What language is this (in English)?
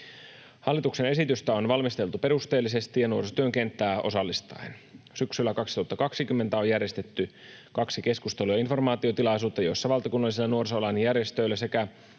Finnish